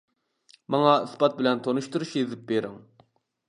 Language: Uyghur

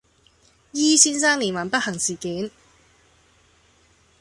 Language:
Cantonese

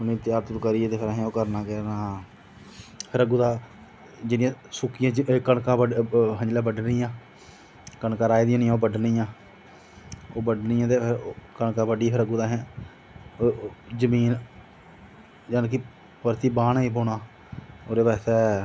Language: Dogri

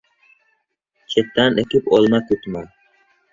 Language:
Uzbek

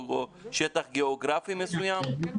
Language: Hebrew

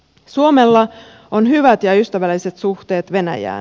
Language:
Finnish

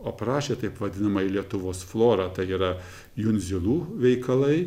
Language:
Lithuanian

